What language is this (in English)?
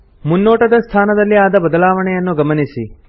Kannada